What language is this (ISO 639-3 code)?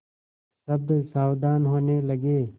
hin